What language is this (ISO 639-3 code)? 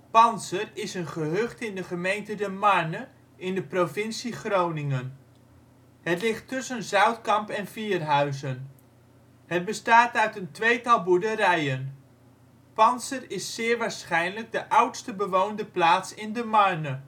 nld